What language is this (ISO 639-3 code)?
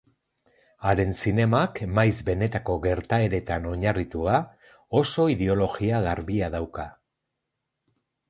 eus